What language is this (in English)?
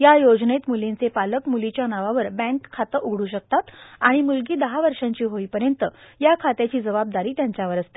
Marathi